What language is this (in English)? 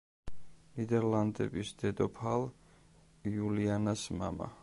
Georgian